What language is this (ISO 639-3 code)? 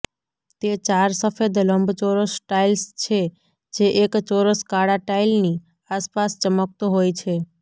guj